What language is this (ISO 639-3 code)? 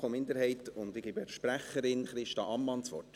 gsw